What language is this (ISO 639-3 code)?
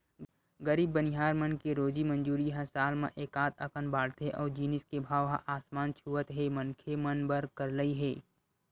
hne